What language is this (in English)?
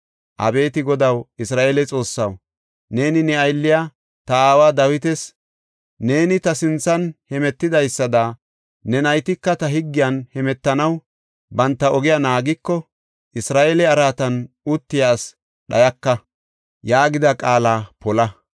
Gofa